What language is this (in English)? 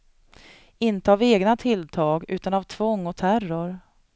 Swedish